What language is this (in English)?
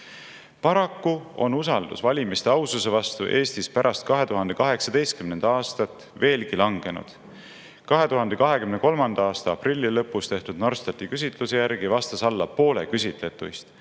Estonian